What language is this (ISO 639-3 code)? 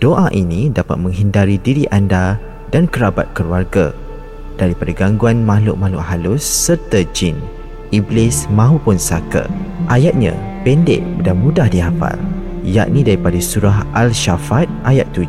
msa